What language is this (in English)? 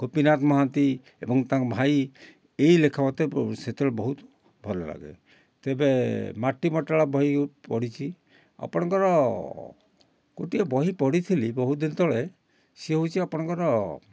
Odia